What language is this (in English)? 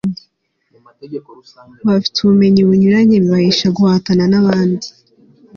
Kinyarwanda